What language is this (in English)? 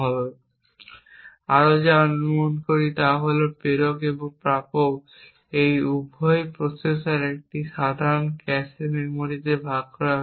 Bangla